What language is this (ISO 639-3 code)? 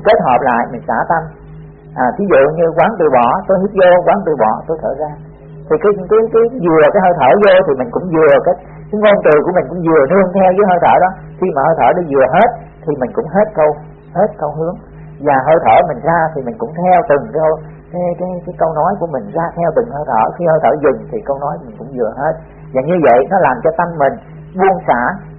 vie